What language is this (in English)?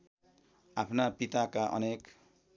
Nepali